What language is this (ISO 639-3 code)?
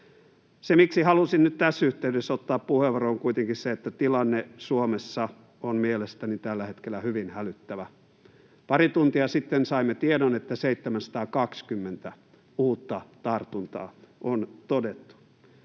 fin